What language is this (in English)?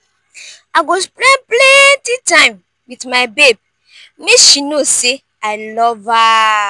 Nigerian Pidgin